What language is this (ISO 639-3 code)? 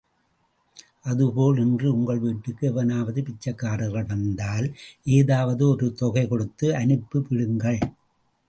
tam